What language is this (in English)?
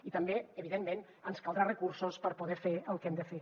Catalan